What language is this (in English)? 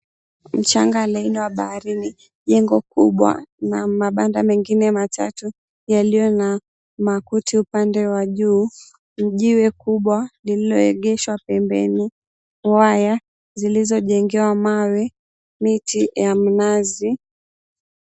Swahili